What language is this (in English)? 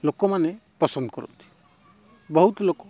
Odia